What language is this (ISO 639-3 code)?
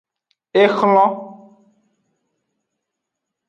ajg